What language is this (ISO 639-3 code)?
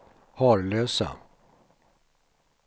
swe